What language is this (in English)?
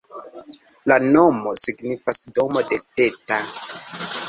Esperanto